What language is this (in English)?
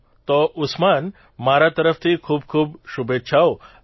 Gujarati